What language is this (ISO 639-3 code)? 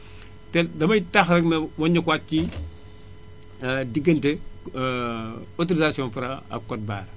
wol